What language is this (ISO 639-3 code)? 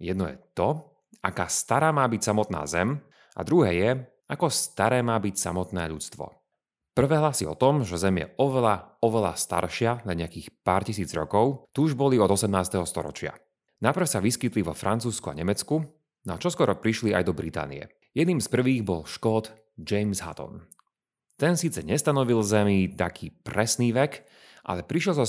slk